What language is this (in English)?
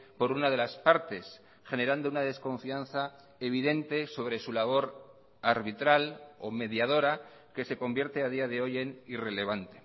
Spanish